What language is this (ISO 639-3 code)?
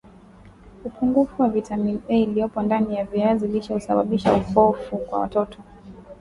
swa